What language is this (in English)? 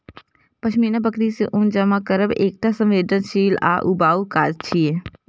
Maithili